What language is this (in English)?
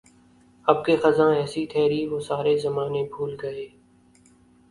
Urdu